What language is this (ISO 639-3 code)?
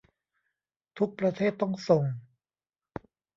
tha